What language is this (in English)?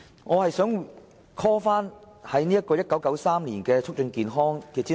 Cantonese